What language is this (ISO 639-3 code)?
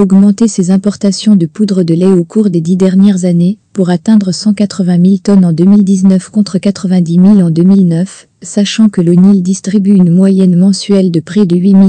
fra